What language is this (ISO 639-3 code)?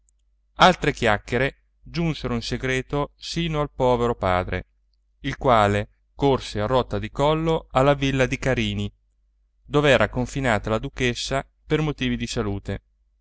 ita